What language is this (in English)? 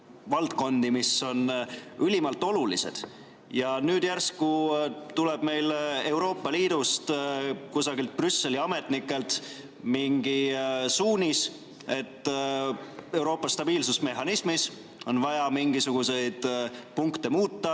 Estonian